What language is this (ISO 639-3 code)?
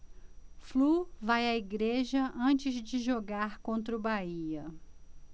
por